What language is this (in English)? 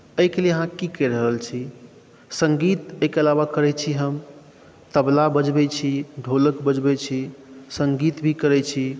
Maithili